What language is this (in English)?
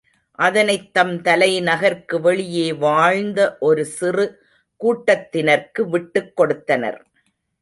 Tamil